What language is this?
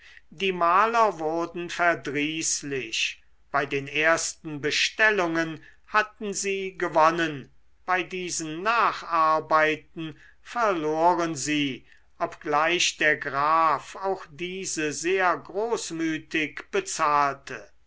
German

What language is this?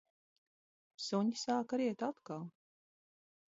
Latvian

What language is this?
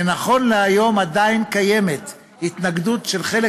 Hebrew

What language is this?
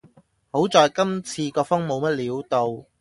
Cantonese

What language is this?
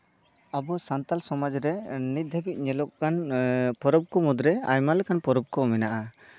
Santali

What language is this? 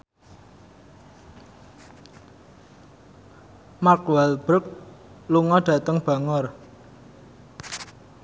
Javanese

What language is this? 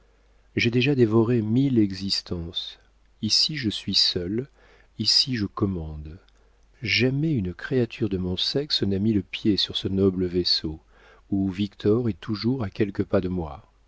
French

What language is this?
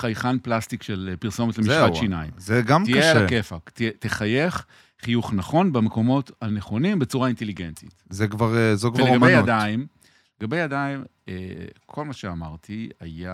Hebrew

